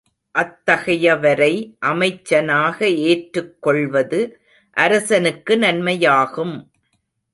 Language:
Tamil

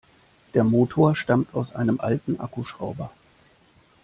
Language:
German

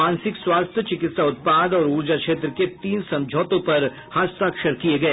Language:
Hindi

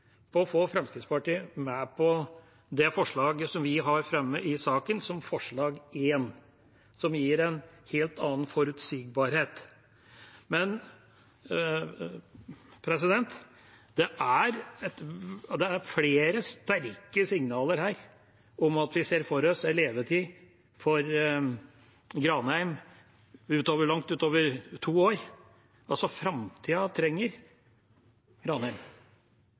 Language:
Norwegian Bokmål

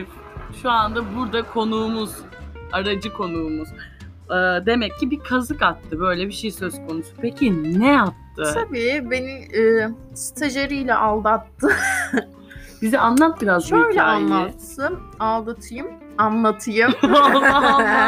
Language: Turkish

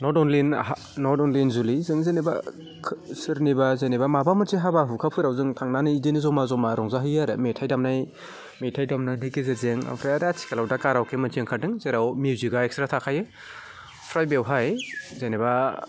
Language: Bodo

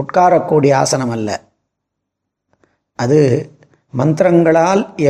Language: Tamil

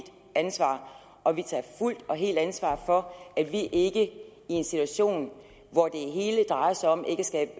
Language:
Danish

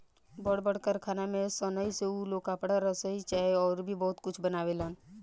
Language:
Bhojpuri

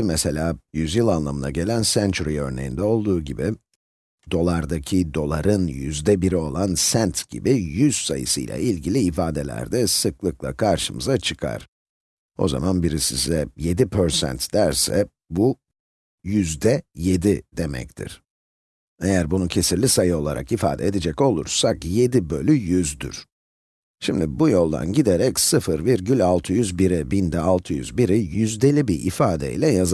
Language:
Turkish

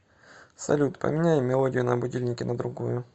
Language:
Russian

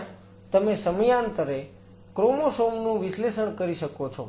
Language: Gujarati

